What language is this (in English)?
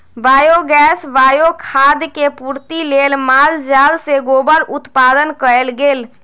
Magahi